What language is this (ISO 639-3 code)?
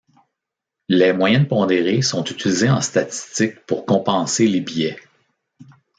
fra